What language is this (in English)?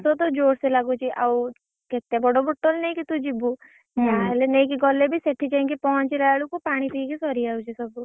Odia